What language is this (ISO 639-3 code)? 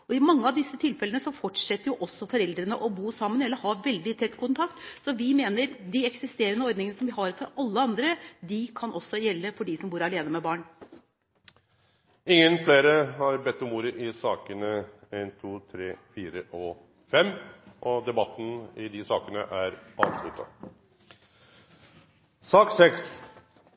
nor